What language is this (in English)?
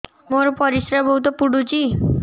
Odia